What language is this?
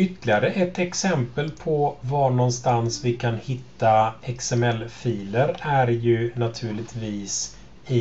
Swedish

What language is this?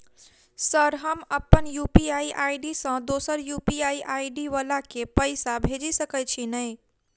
Maithili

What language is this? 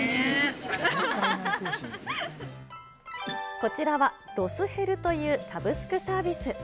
Japanese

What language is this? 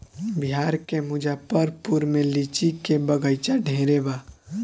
Bhojpuri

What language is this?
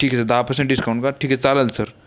Marathi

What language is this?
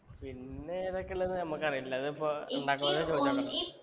Malayalam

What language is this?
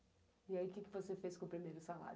Portuguese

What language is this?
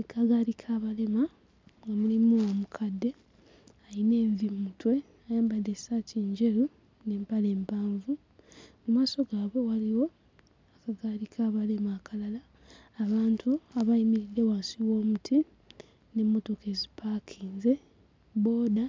Ganda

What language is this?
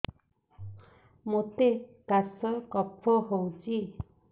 Odia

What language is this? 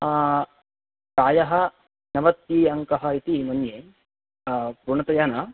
Sanskrit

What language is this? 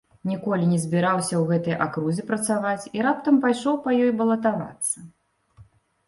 Belarusian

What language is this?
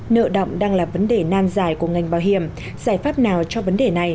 Vietnamese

